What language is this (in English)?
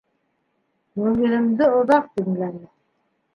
Bashkir